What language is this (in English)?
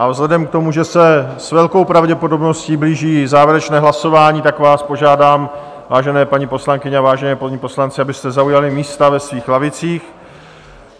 Czech